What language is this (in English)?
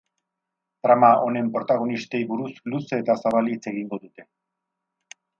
Basque